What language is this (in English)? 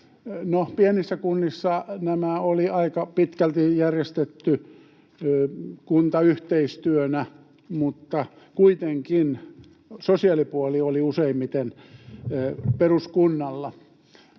Finnish